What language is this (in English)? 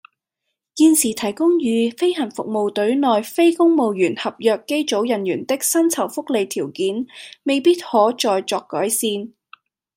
Cantonese